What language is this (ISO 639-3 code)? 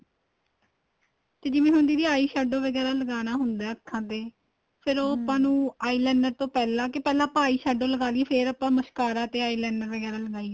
pan